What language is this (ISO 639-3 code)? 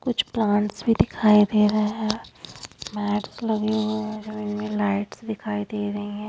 hin